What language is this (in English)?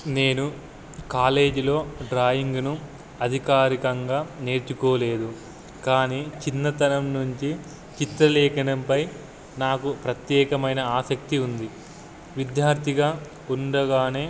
Telugu